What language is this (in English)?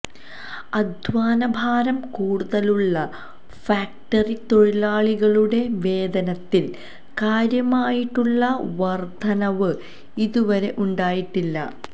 Malayalam